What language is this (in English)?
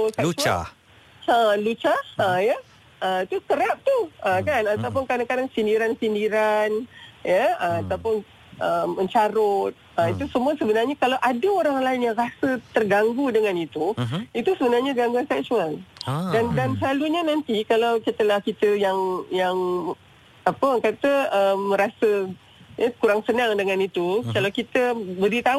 Malay